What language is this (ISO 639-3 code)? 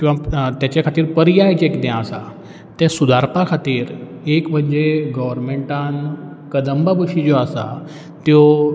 kok